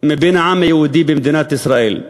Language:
Hebrew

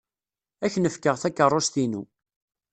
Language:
Kabyle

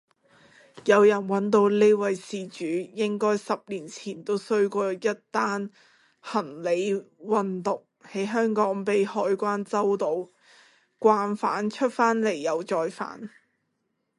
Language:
Cantonese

